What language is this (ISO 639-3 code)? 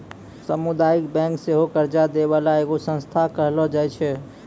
mai